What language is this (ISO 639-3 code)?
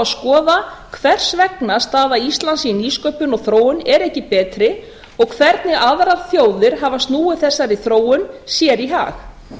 isl